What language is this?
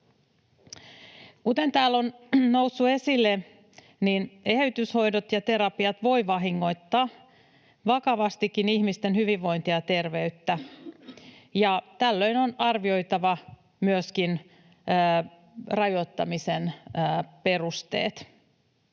Finnish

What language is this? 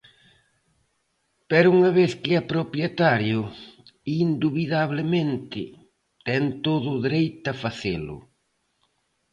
Galician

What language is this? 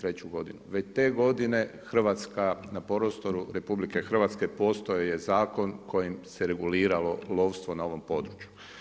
Croatian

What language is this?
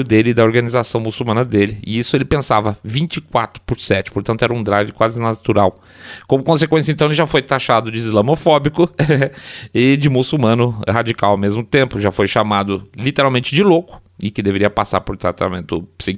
Portuguese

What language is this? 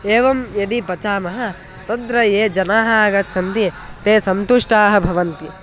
Sanskrit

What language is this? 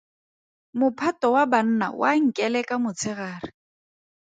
Tswana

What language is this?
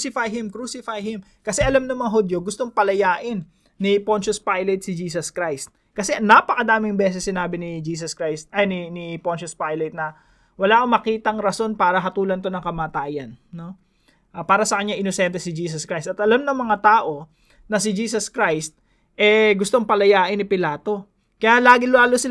Filipino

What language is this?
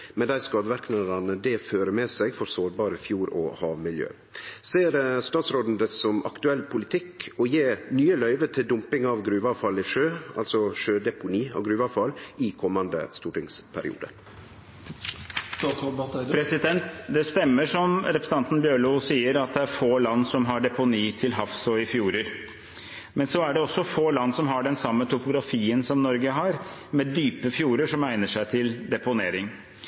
Norwegian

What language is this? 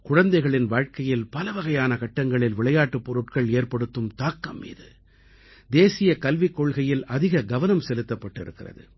Tamil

